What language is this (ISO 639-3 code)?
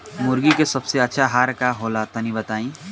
bho